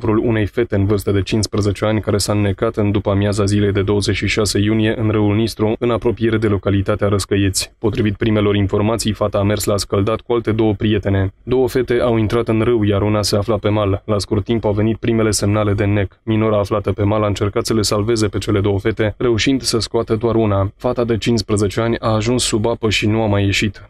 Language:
Romanian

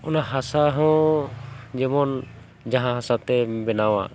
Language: Santali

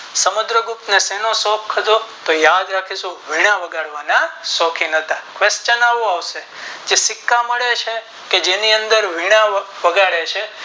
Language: Gujarati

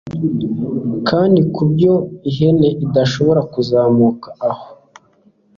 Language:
Kinyarwanda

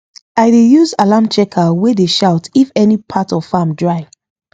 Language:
Nigerian Pidgin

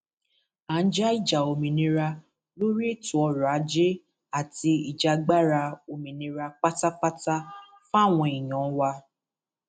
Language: Yoruba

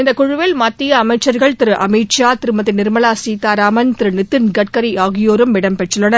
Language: Tamil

